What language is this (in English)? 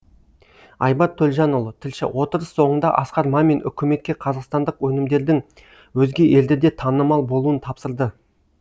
Kazakh